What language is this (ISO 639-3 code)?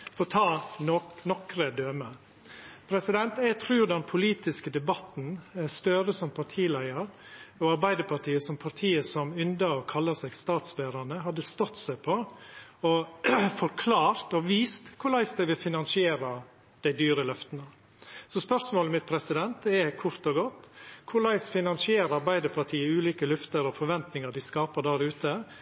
nno